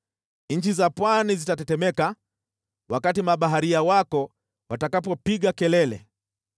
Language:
Swahili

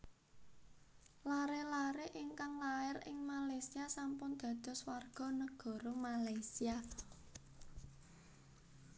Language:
Javanese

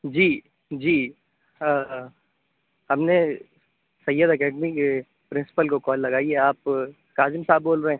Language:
Urdu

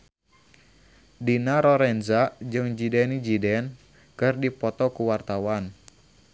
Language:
Sundanese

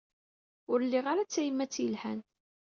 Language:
Kabyle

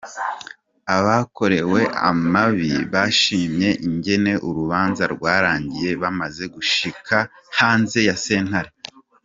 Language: Kinyarwanda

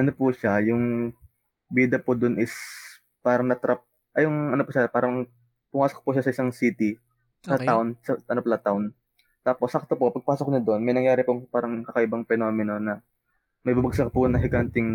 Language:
Filipino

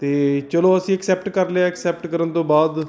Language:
Punjabi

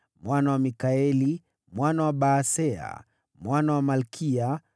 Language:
Swahili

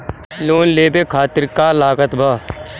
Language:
Bhojpuri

